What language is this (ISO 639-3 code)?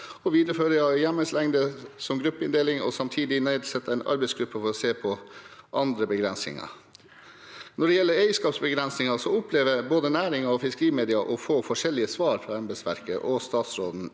nor